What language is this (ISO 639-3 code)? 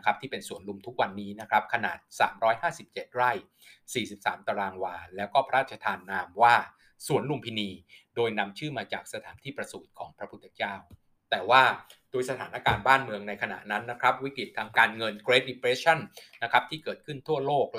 tha